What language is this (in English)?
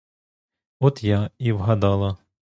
Ukrainian